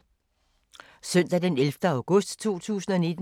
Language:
Danish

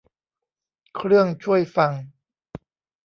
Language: Thai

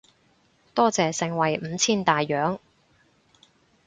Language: Cantonese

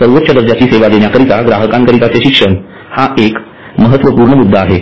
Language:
Marathi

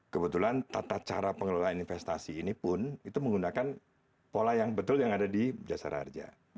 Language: Indonesian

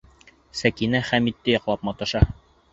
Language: Bashkir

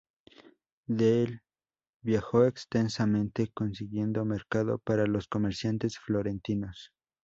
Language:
Spanish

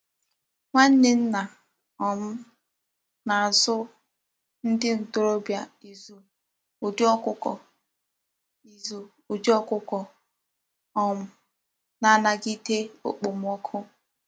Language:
Igbo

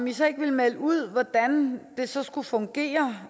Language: Danish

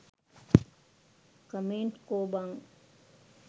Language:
Sinhala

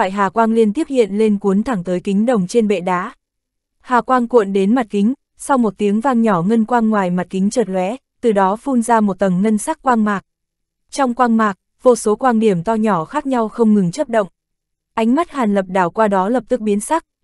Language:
Vietnamese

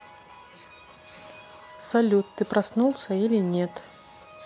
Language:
Russian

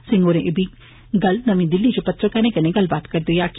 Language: Dogri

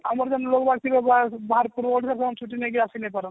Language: Odia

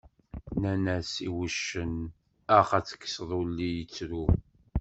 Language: Kabyle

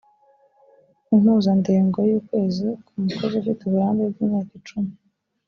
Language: Kinyarwanda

